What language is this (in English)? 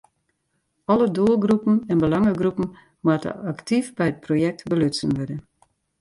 Western Frisian